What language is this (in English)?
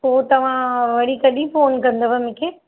Sindhi